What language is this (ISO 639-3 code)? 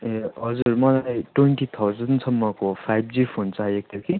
nep